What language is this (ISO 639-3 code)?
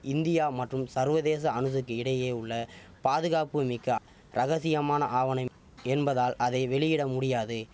tam